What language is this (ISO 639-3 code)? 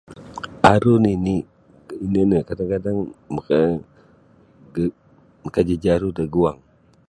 bsy